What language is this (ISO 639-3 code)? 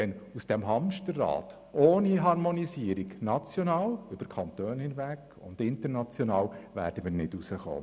gsw